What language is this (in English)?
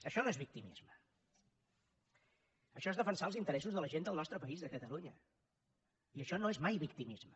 Catalan